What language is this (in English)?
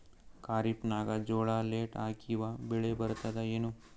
Kannada